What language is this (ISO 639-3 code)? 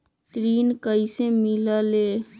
mag